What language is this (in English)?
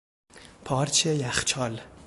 Persian